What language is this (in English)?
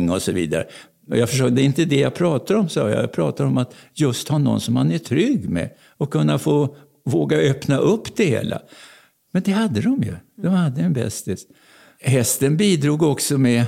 Swedish